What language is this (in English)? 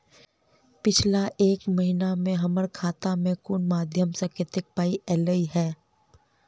Maithili